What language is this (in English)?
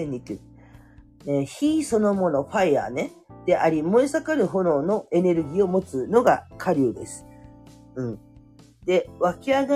Japanese